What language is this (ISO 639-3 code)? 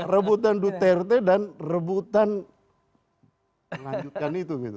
ind